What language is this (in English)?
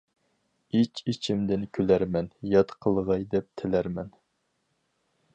Uyghur